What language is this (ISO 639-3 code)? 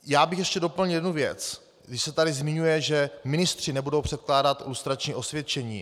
ces